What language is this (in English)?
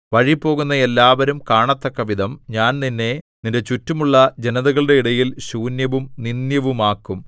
Malayalam